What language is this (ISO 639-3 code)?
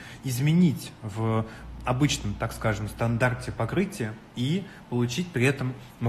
rus